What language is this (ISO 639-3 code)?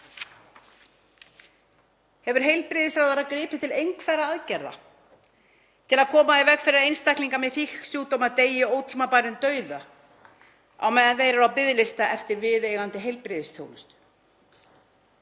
isl